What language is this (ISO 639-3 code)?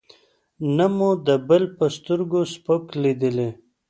pus